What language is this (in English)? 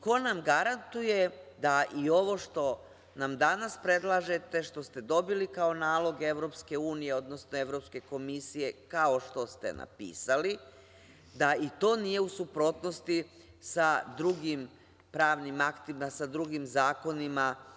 Serbian